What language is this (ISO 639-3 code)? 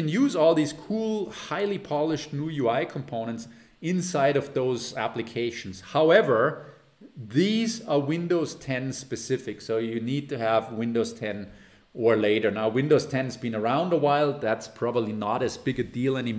eng